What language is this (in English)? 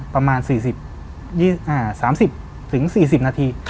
Thai